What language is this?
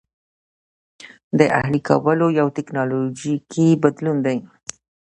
Pashto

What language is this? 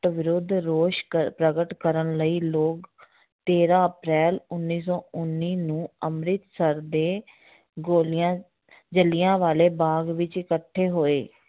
Punjabi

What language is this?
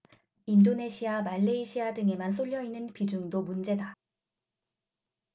Korean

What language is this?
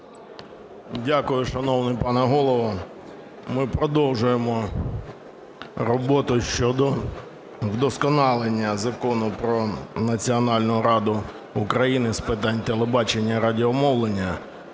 Ukrainian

